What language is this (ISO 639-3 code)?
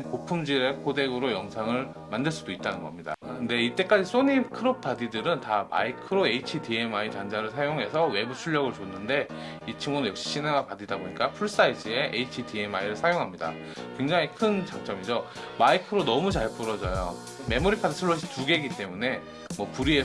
kor